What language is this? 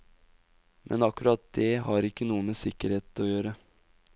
Norwegian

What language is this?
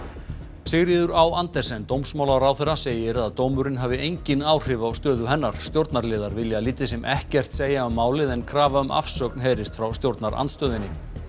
Icelandic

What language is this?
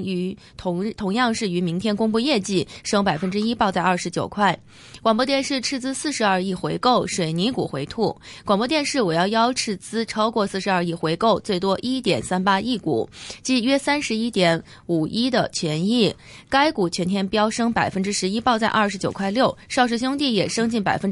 Chinese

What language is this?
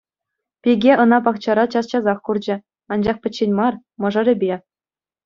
Chuvash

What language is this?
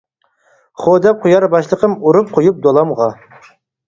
Uyghur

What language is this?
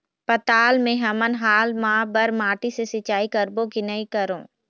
Chhattisgarhi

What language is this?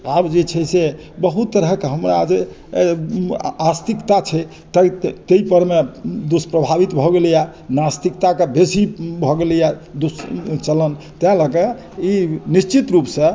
Maithili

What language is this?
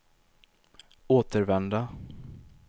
Swedish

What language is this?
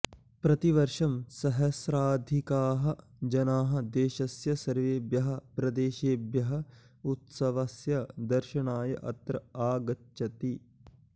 Sanskrit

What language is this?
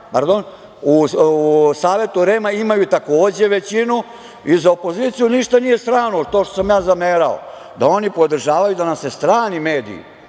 Serbian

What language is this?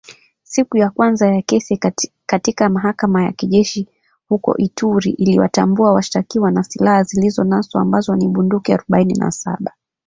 Swahili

